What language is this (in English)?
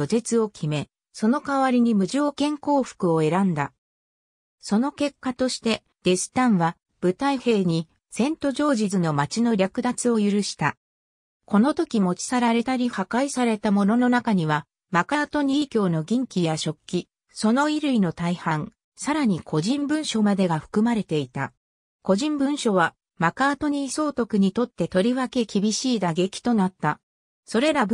Japanese